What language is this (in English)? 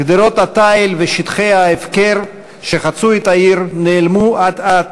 Hebrew